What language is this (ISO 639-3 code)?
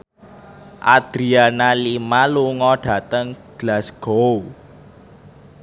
jav